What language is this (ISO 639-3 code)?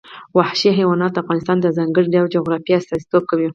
pus